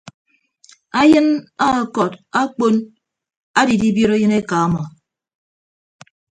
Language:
Ibibio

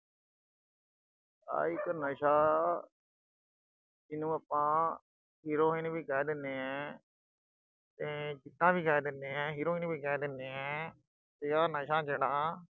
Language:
Punjabi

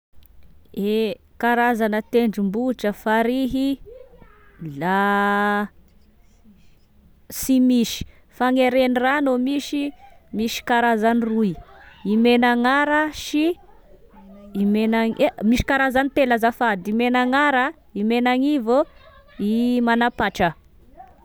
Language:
Tesaka Malagasy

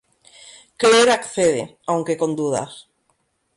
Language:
Spanish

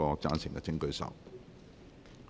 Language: Cantonese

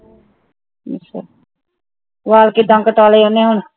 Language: Punjabi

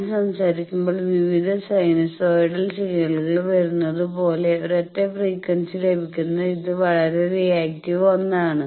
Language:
Malayalam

